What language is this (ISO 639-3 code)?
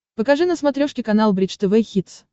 rus